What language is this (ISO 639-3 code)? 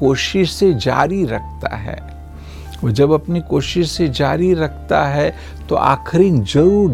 hin